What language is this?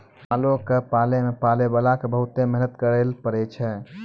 Maithili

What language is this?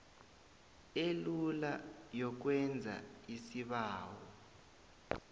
South Ndebele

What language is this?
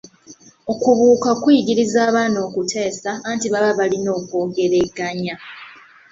Ganda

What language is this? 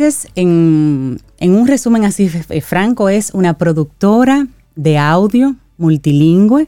Spanish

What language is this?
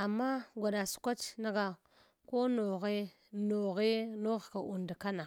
Hwana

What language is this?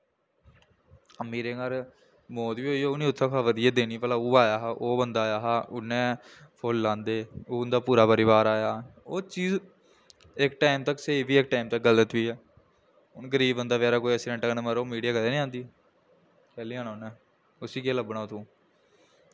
Dogri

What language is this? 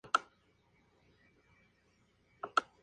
Spanish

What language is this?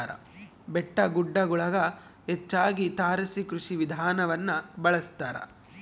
Kannada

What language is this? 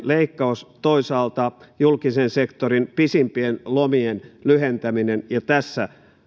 Finnish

